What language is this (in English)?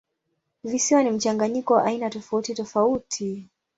Swahili